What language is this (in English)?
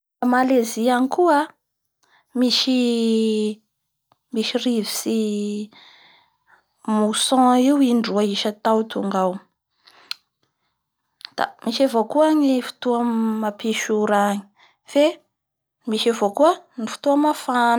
Bara Malagasy